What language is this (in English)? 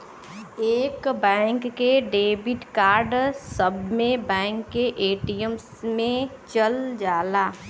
Bhojpuri